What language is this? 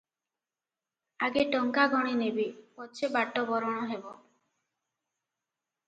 Odia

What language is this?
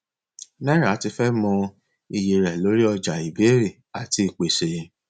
Yoruba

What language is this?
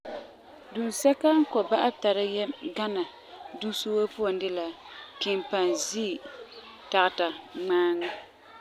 Frafra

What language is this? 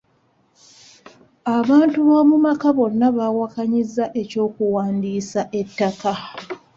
Ganda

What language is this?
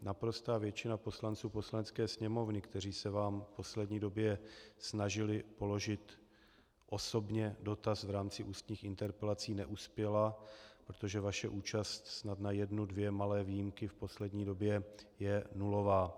Czech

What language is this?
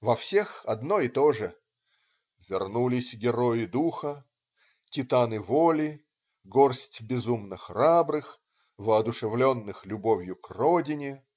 Russian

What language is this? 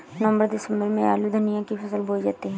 Hindi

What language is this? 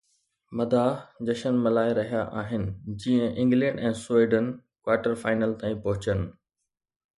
Sindhi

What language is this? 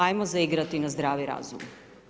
Croatian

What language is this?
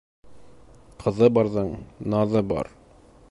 Bashkir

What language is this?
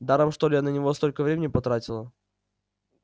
Russian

